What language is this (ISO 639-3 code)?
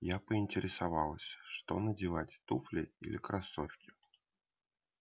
rus